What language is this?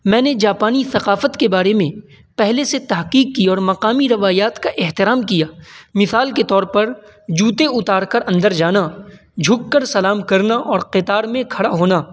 Urdu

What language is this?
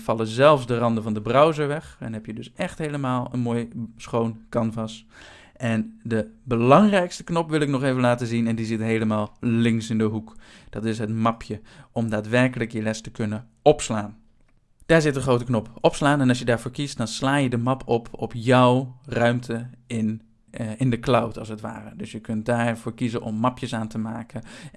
Dutch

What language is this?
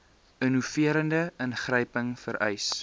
Afrikaans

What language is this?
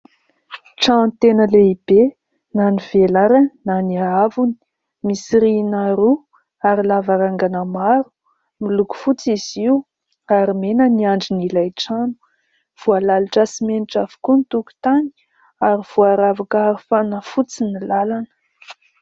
Malagasy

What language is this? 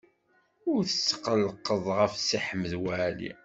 Kabyle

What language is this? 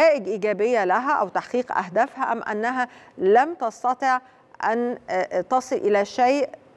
Arabic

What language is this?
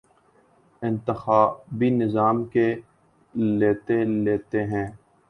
Urdu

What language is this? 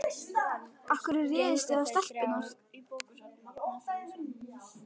Icelandic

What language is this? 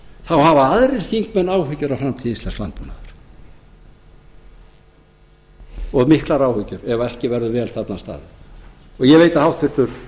Icelandic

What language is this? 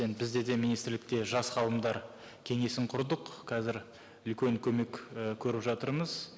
Kazakh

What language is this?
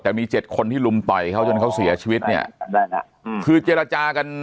Thai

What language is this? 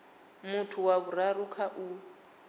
Venda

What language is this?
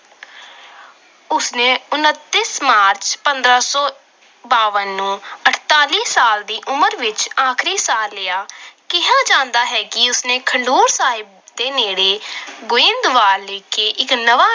Punjabi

